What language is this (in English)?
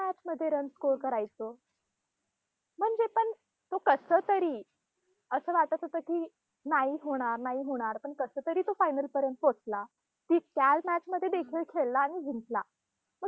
Marathi